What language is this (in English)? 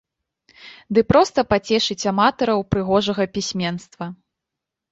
Belarusian